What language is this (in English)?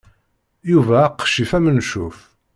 Kabyle